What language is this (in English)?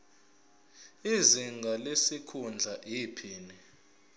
Zulu